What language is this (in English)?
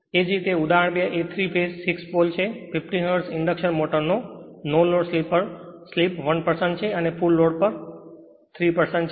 Gujarati